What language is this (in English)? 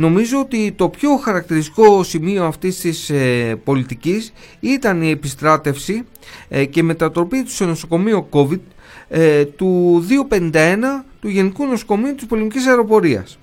Greek